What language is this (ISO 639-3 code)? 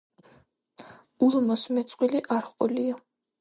kat